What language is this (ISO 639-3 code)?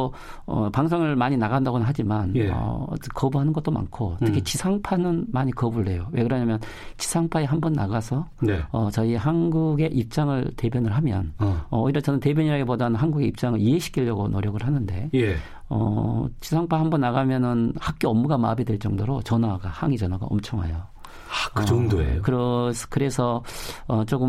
kor